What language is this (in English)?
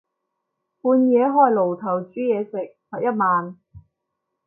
Cantonese